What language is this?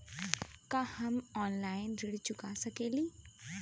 Bhojpuri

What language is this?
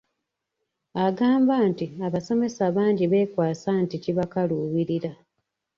Ganda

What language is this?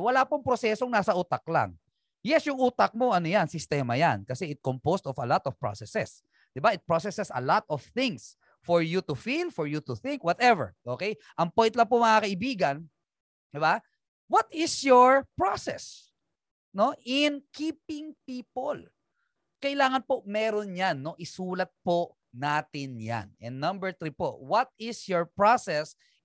Filipino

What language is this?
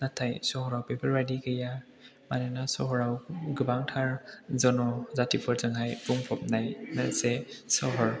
Bodo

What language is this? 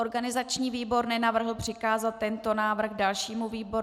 Czech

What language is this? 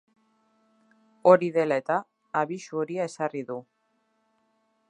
Basque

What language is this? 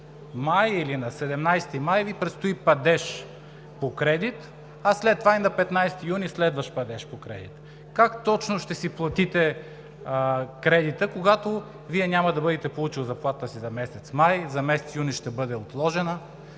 Bulgarian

